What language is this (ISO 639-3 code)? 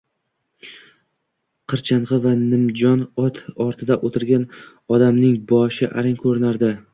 uzb